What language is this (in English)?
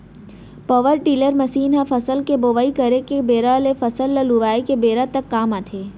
Chhattisgarhi